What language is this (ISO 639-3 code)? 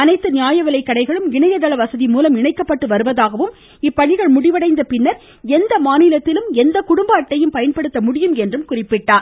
tam